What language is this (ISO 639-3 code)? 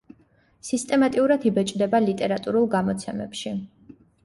kat